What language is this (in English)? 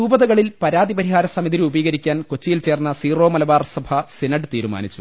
Malayalam